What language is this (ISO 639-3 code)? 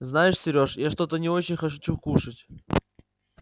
rus